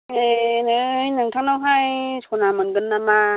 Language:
Bodo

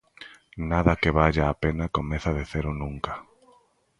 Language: Galician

